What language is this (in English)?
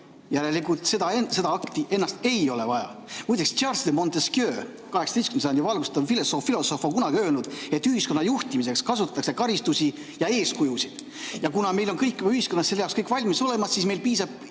Estonian